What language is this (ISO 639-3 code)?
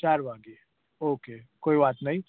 guj